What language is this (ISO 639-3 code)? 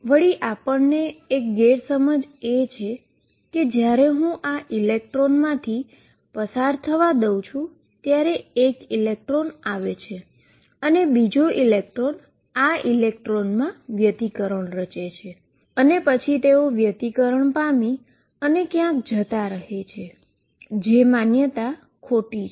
guj